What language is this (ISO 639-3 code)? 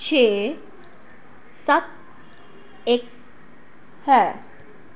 pan